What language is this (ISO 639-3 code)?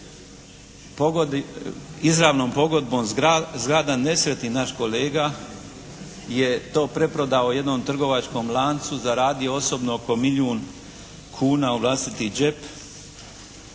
hrv